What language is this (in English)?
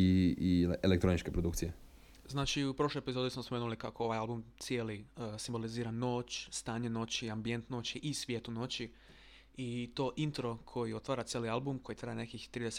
Croatian